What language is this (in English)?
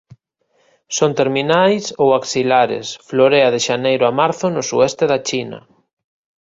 Galician